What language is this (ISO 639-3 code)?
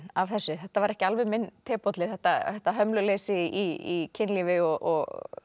isl